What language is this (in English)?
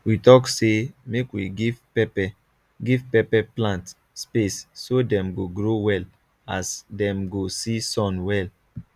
Nigerian Pidgin